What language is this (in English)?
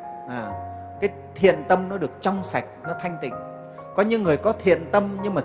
Vietnamese